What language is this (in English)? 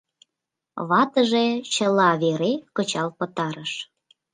Mari